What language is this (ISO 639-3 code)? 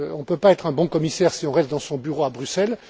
fra